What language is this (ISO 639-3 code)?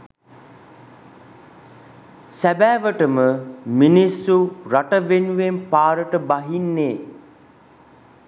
sin